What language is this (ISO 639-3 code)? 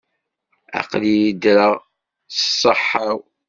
kab